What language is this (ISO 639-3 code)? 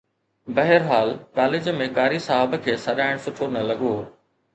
snd